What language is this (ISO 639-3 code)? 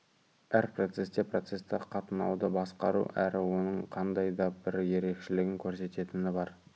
kaz